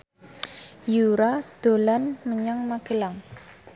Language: Javanese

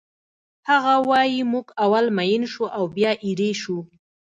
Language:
Pashto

